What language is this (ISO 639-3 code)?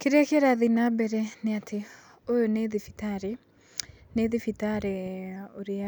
kik